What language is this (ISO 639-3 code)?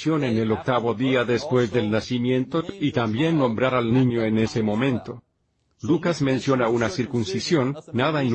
spa